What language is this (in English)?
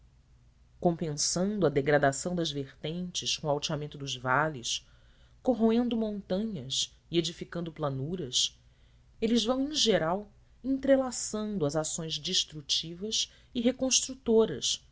Portuguese